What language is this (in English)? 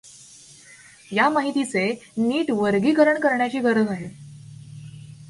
Marathi